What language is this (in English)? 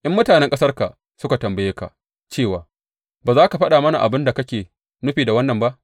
Hausa